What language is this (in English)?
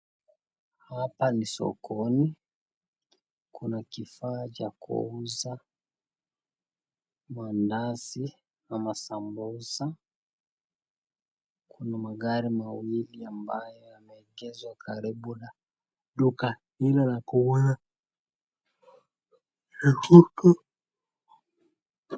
Swahili